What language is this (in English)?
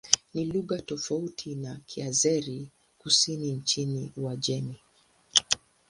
Swahili